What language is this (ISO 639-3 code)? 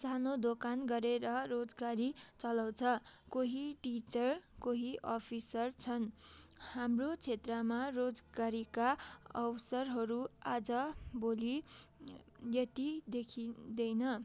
nep